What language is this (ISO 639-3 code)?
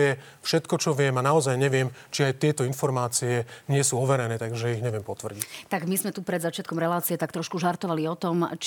slk